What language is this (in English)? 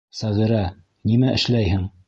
Bashkir